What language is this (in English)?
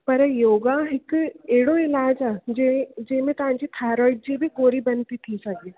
Sindhi